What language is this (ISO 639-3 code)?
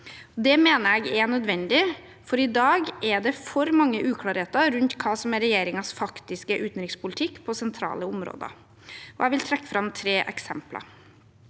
nor